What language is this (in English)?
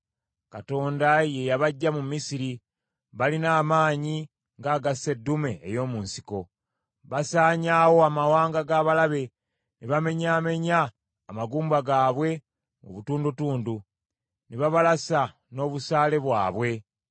Ganda